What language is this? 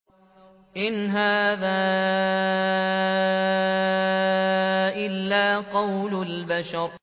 Arabic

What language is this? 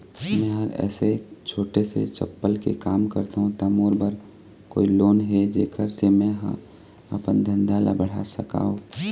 Chhattisgarhi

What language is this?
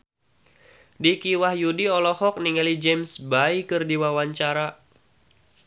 Sundanese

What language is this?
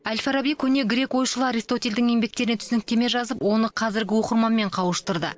Kazakh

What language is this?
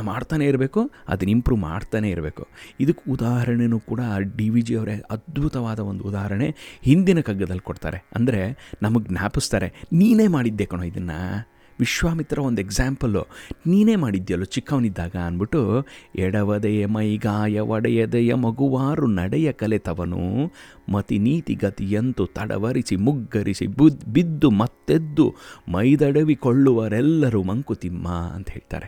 Kannada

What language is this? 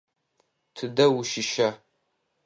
Adyghe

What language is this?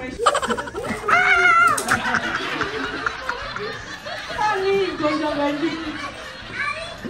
Indonesian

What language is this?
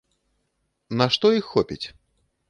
Belarusian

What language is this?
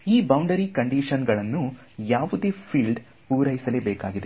Kannada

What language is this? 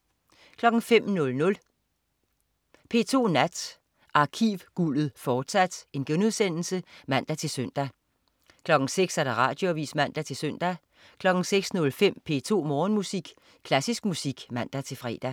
Danish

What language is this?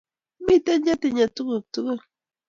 Kalenjin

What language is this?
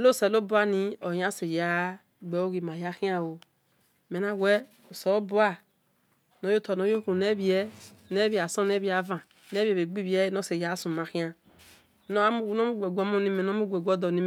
Esan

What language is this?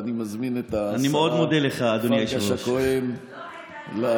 Hebrew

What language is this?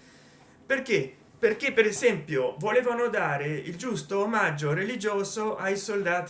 Italian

